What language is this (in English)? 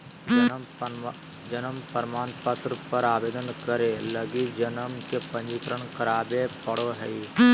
Magahi